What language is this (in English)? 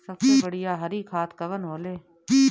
Bhojpuri